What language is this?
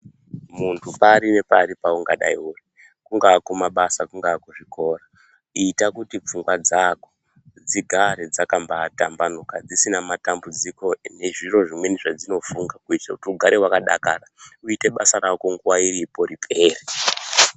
Ndau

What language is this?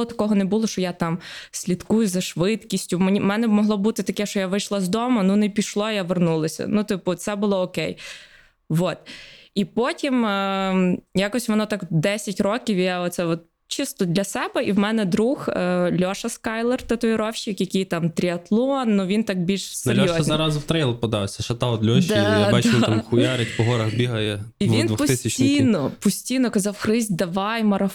Ukrainian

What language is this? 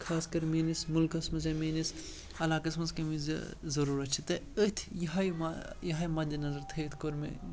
Kashmiri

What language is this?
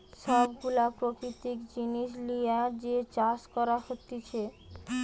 Bangla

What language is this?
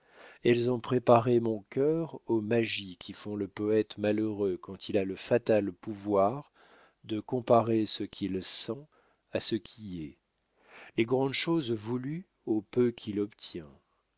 French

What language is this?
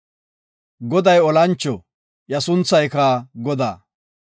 Gofa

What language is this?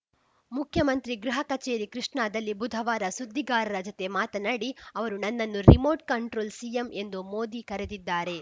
Kannada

